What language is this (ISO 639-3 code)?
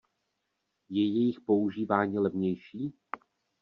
ces